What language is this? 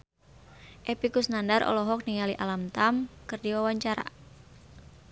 Sundanese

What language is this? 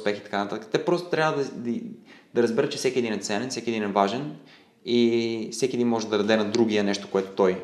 Bulgarian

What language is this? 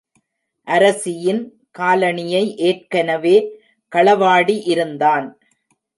Tamil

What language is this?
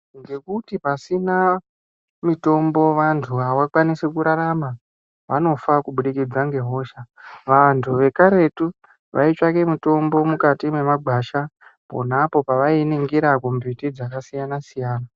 Ndau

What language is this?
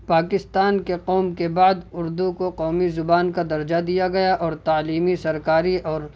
Urdu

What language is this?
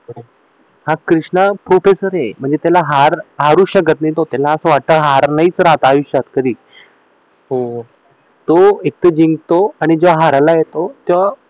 Marathi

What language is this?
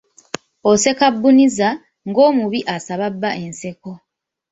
Ganda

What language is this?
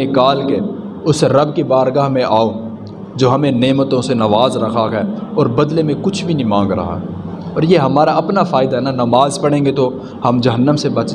Urdu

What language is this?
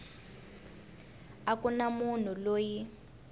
Tsonga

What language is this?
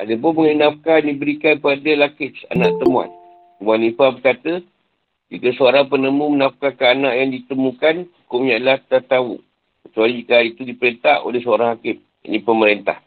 Malay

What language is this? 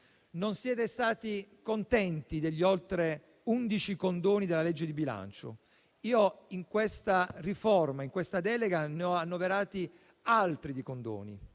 Italian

